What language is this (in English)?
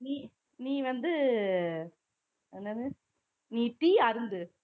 Tamil